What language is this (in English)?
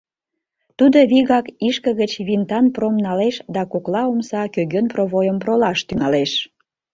Mari